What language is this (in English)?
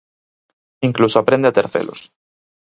Galician